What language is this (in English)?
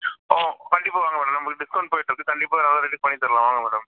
Tamil